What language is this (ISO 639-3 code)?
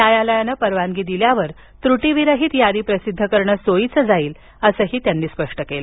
mar